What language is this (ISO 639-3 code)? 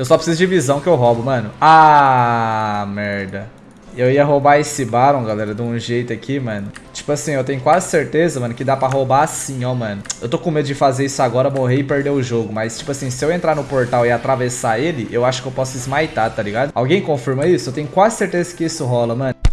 por